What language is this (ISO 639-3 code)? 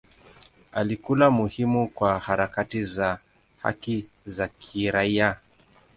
swa